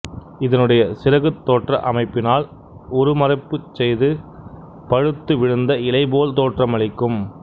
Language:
Tamil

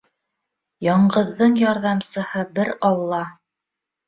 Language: Bashkir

